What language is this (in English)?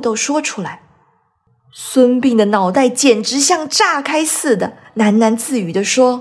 Chinese